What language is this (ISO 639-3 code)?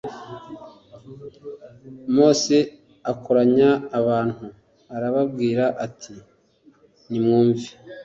kin